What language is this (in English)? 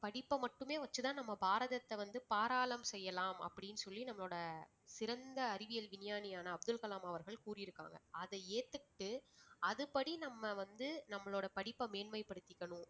Tamil